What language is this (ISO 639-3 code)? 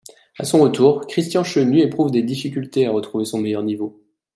fra